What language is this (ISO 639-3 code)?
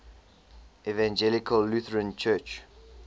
eng